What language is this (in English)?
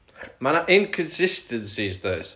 Welsh